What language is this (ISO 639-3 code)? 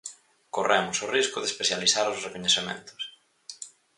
glg